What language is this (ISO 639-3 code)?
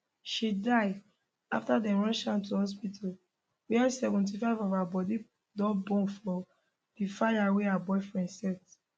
pcm